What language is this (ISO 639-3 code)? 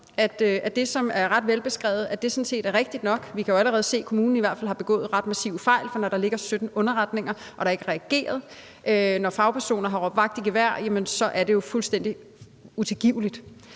dan